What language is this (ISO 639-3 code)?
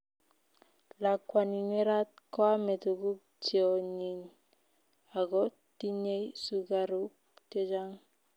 kln